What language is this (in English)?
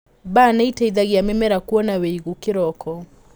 Kikuyu